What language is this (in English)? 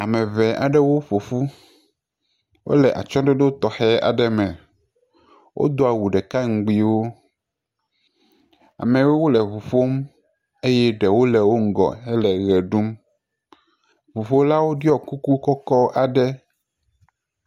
Ewe